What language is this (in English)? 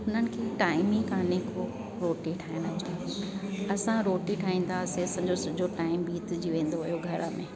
Sindhi